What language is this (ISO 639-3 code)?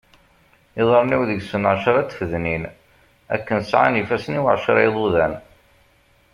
kab